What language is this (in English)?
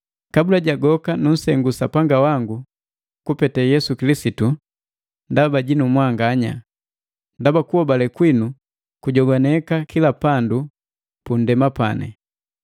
Matengo